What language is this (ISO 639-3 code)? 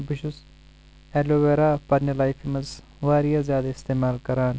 kas